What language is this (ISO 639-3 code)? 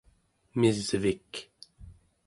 esu